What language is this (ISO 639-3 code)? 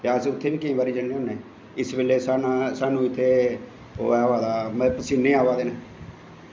doi